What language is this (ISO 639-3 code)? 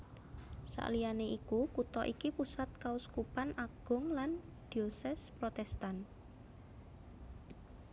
jav